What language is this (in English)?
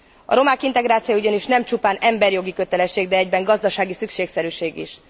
Hungarian